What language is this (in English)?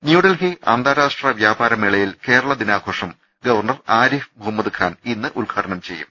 Malayalam